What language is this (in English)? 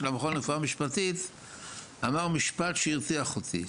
Hebrew